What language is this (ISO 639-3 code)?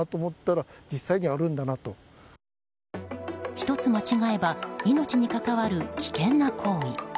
jpn